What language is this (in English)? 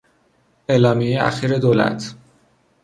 Persian